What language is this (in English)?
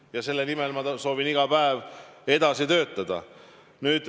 Estonian